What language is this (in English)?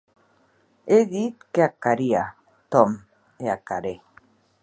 Occitan